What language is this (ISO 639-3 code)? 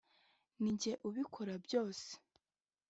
kin